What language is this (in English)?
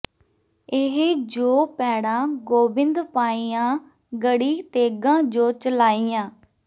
Punjabi